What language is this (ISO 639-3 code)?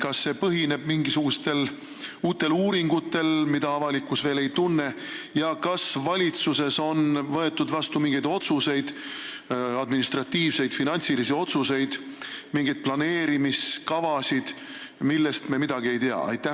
est